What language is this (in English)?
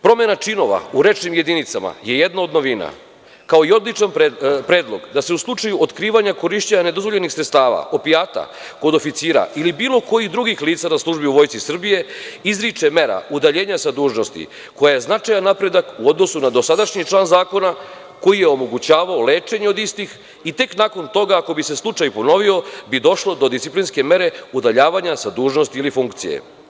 Serbian